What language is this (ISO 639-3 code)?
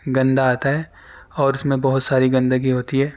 urd